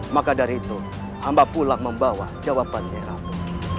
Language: Indonesian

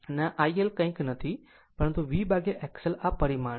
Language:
Gujarati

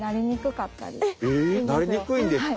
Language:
Japanese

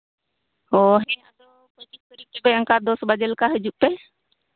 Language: Santali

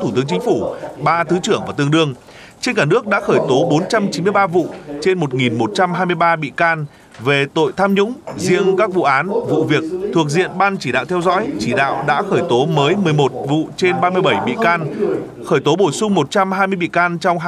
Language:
Vietnamese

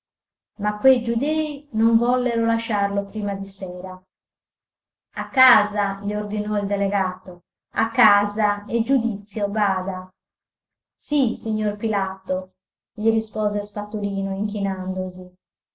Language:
Italian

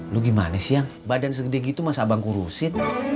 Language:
Indonesian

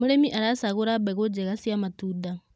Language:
Kikuyu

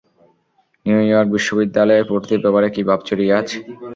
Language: Bangla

